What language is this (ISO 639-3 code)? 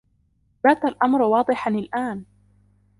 ara